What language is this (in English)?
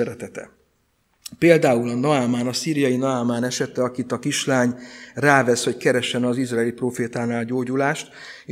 Hungarian